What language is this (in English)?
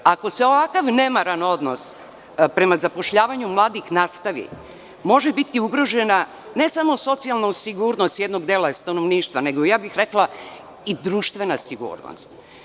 Serbian